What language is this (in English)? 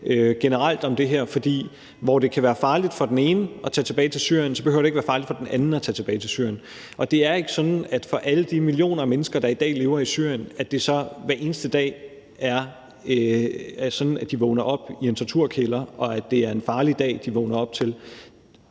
Danish